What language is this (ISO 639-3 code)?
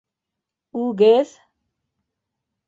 bak